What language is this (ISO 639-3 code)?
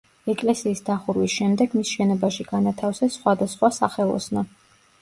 kat